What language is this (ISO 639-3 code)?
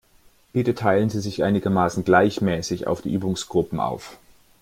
deu